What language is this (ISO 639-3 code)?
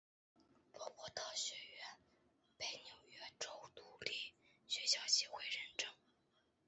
zho